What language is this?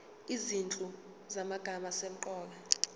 Zulu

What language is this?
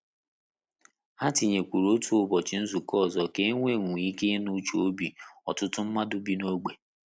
Igbo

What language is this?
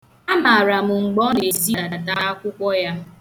Igbo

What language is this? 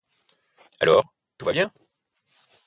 French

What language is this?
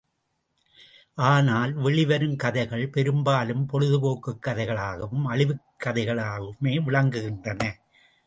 Tamil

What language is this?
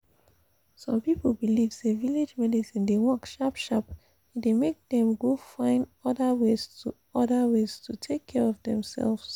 Nigerian Pidgin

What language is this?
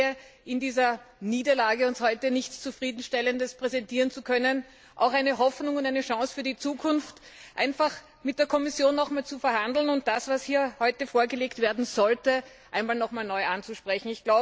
German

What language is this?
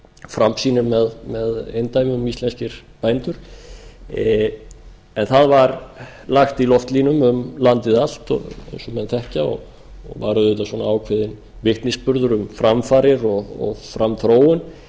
Icelandic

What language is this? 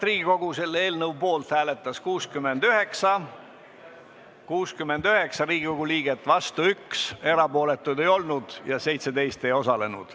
Estonian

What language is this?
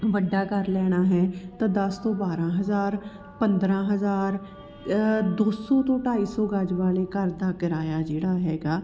Punjabi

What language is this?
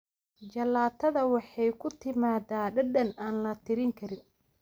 Somali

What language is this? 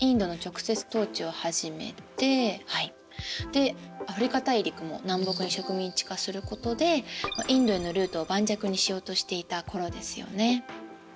Japanese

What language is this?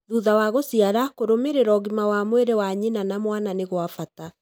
Kikuyu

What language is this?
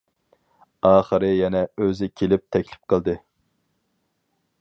Uyghur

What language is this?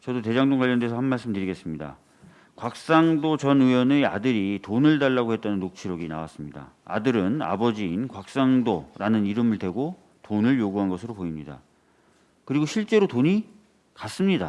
Korean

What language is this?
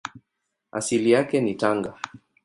Swahili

